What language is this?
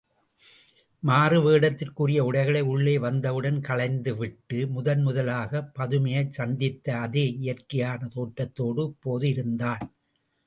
Tamil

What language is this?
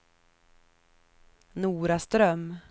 Swedish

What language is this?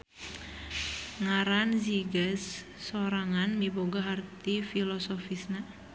Sundanese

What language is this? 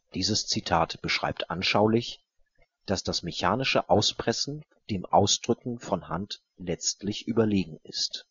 German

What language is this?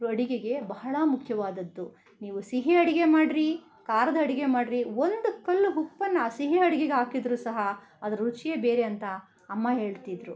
Kannada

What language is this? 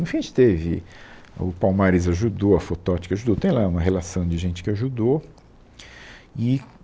Portuguese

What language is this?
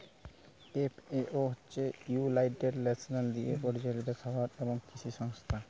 Bangla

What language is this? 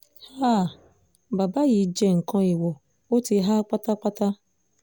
Yoruba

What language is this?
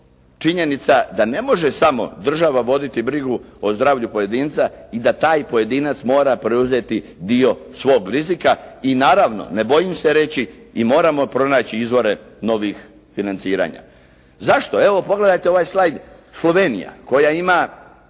Croatian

